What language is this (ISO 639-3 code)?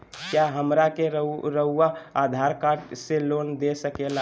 mag